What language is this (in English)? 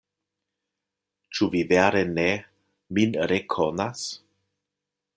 Esperanto